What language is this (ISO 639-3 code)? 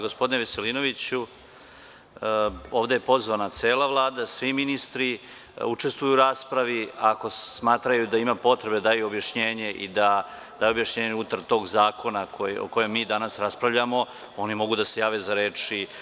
srp